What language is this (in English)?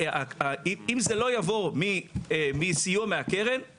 Hebrew